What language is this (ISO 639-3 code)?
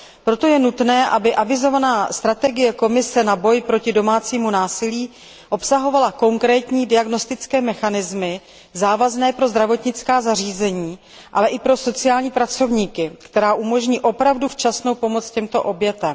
ces